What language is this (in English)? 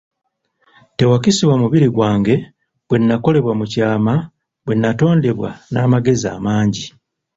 Ganda